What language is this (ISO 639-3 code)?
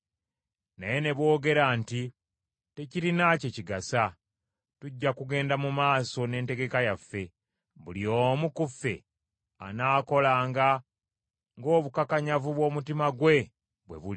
lug